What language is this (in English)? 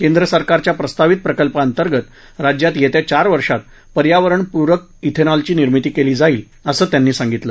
Marathi